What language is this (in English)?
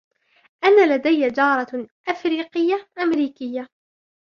Arabic